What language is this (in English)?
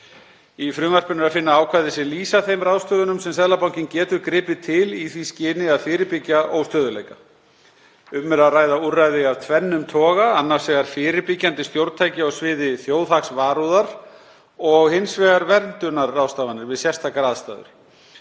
Icelandic